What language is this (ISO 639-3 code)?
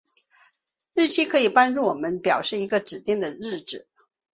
zho